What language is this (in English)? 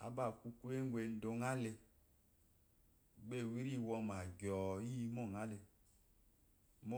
Eloyi